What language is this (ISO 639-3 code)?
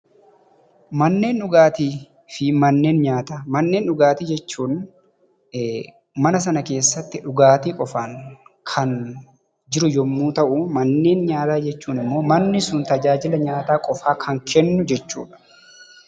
orm